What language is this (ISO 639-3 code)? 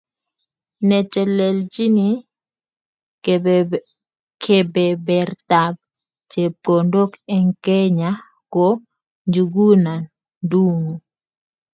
kln